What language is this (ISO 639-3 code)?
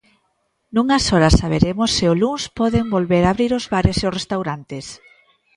glg